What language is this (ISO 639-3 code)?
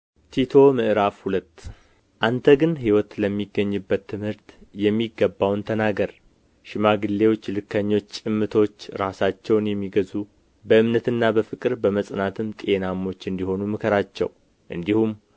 amh